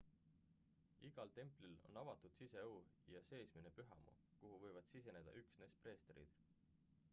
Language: Estonian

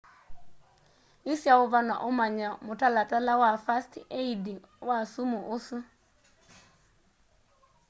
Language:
Kamba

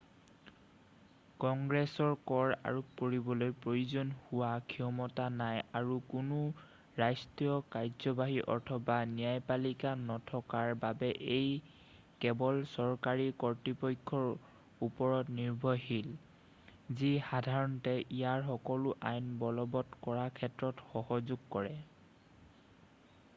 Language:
Assamese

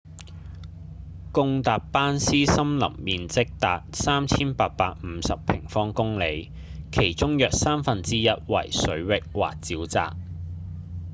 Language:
Cantonese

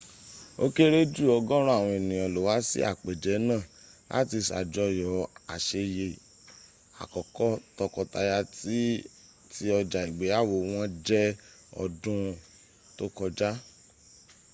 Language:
Yoruba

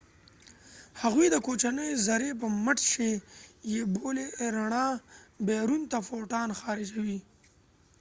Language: Pashto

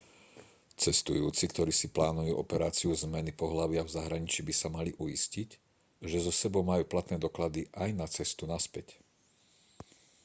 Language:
Slovak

